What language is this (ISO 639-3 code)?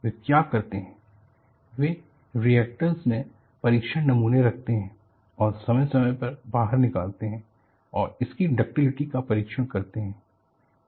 hin